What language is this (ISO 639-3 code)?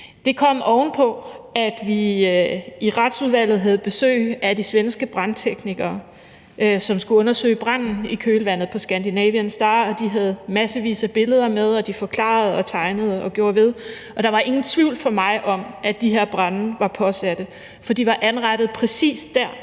dan